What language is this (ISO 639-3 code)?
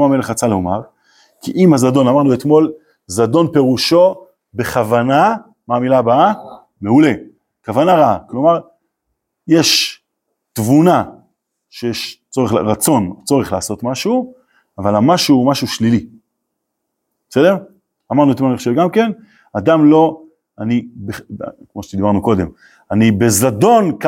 heb